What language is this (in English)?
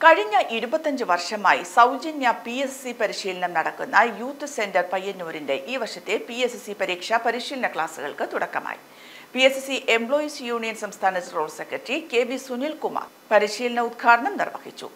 Malayalam